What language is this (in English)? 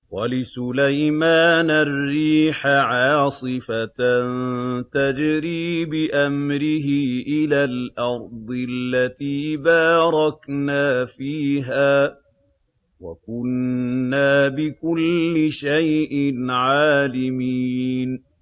Arabic